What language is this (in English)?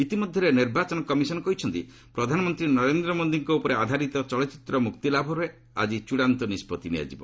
Odia